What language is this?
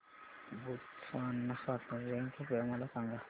Marathi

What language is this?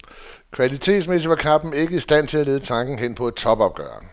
Danish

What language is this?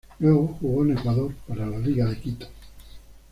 Spanish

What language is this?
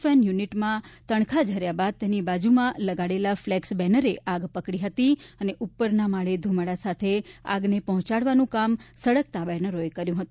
Gujarati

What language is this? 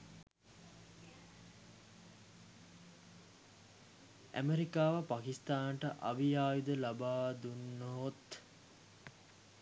Sinhala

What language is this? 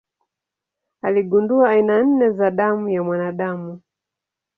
Swahili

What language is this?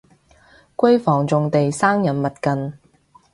Cantonese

